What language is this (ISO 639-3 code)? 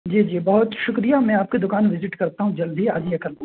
urd